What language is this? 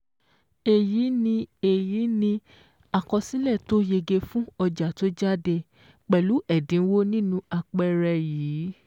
Yoruba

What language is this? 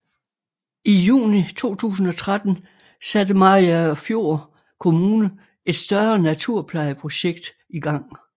Danish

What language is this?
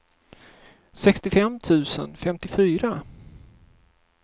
Swedish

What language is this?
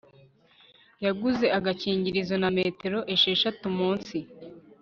Kinyarwanda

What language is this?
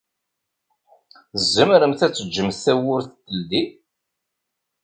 Kabyle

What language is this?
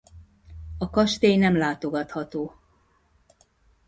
Hungarian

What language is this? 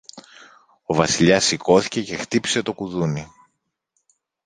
Greek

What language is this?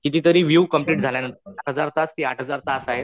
Marathi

